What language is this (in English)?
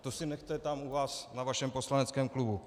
Czech